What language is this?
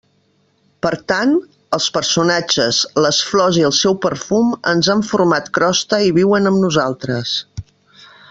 Catalan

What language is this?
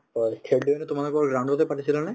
Assamese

